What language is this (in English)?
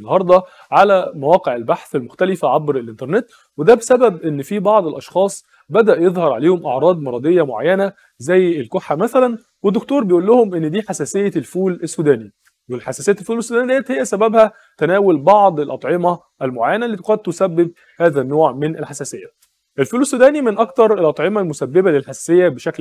Arabic